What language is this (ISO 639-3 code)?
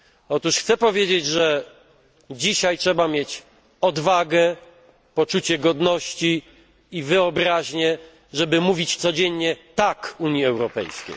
pol